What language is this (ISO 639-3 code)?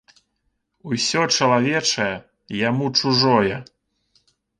bel